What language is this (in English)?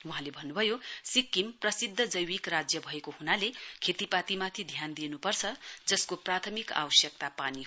Nepali